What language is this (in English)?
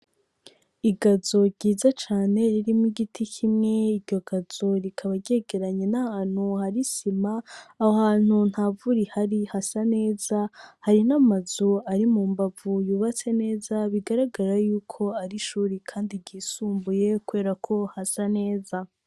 Rundi